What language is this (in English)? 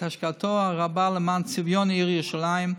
Hebrew